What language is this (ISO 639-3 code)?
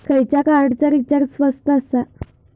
mar